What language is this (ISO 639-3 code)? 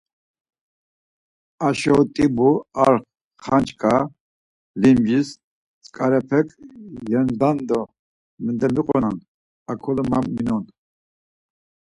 lzz